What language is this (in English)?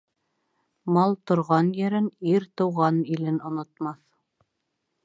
Bashkir